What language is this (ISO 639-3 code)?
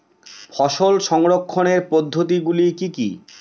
ben